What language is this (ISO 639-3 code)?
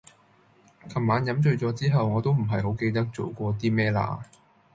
yue